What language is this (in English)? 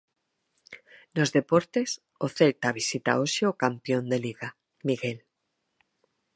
Galician